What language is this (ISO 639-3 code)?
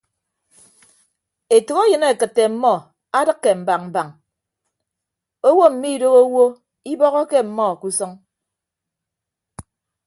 ibb